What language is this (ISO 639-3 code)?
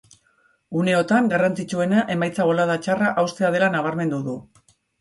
eus